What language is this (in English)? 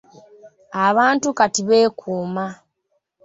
Ganda